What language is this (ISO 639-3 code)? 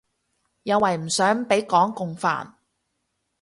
yue